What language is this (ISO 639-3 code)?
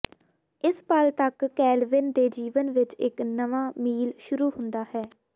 pan